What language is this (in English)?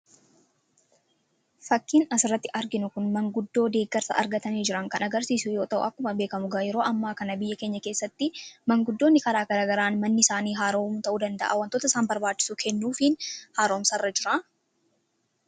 Oromo